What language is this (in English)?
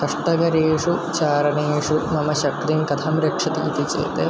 Sanskrit